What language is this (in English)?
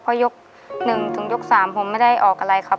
Thai